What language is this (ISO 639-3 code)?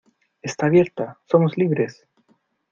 spa